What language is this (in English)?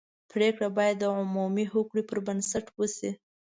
Pashto